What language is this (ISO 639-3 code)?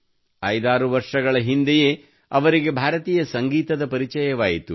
kan